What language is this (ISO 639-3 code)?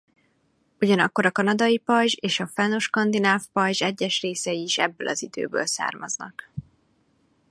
hun